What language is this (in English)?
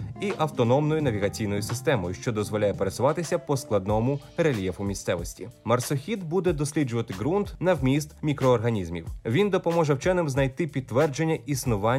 Ukrainian